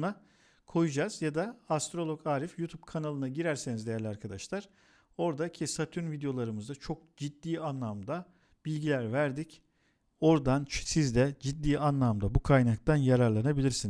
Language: Turkish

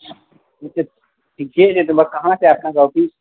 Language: Maithili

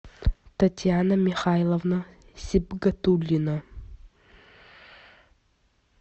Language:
Russian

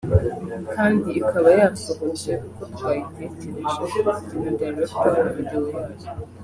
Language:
Kinyarwanda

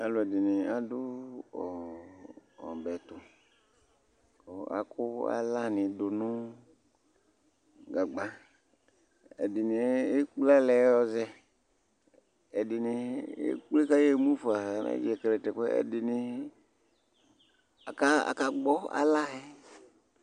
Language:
Ikposo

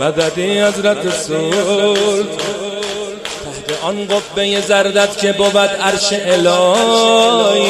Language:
Persian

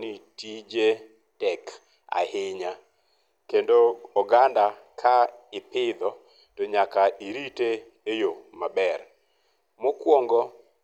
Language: Luo (Kenya and Tanzania)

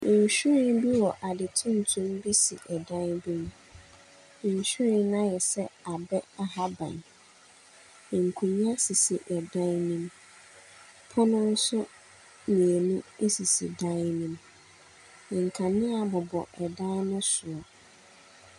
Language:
Akan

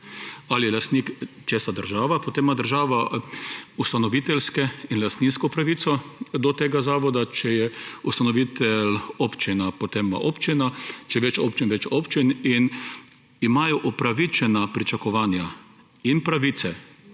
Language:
Slovenian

